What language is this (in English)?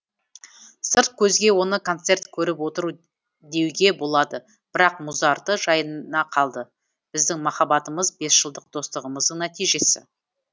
Kazakh